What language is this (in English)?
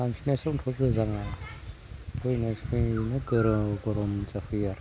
Bodo